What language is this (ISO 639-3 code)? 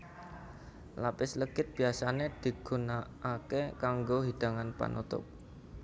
jav